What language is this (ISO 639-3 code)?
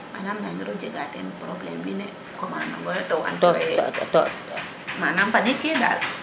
srr